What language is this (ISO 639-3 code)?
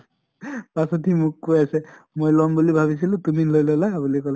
asm